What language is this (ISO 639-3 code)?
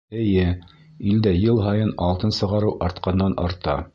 bak